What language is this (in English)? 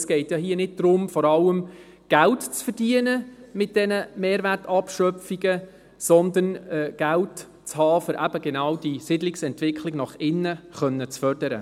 Swiss German